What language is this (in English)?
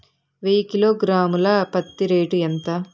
Telugu